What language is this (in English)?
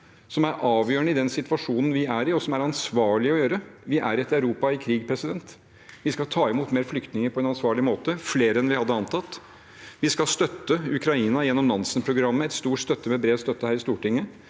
Norwegian